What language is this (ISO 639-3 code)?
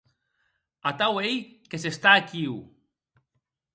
oci